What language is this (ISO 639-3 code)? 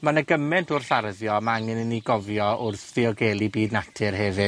cym